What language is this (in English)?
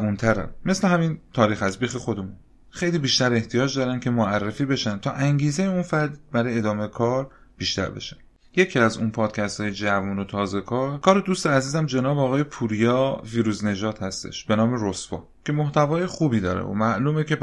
Persian